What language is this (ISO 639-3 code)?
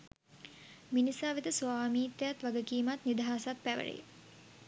sin